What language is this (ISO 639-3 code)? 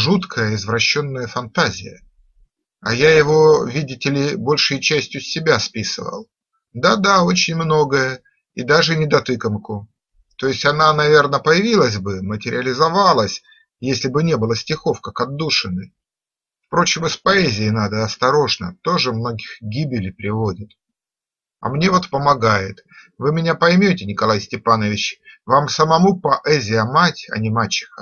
rus